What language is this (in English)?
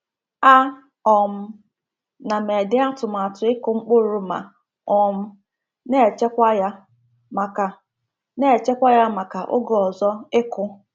Igbo